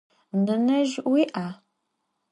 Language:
Adyghe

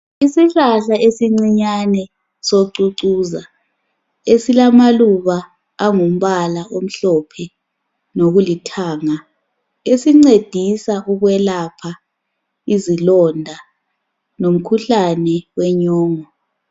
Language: North Ndebele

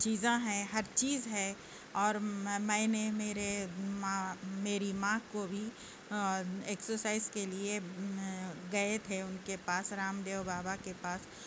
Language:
Urdu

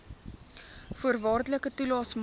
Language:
Afrikaans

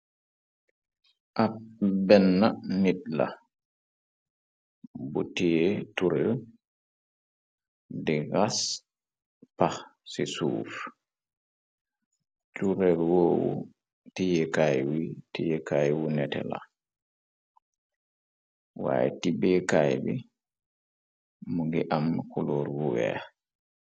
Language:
Wolof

